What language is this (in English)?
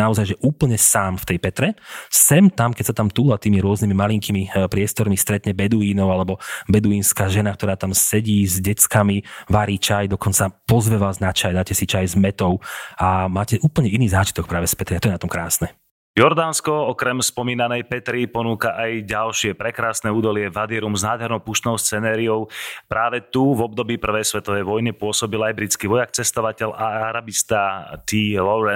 Slovak